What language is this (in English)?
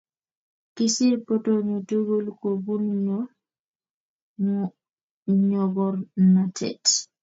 Kalenjin